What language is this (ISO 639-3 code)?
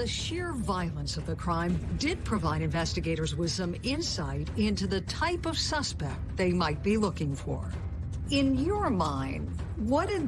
eng